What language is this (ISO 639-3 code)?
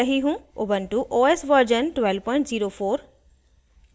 hin